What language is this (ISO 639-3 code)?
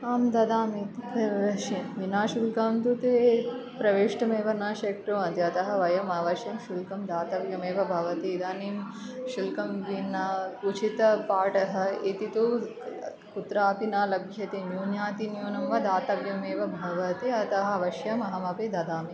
san